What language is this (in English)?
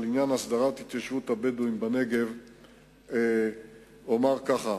Hebrew